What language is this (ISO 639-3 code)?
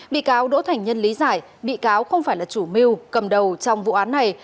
vie